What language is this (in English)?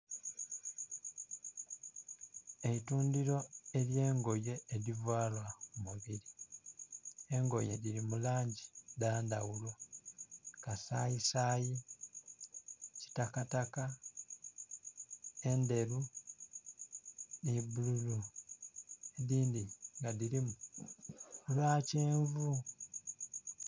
Soga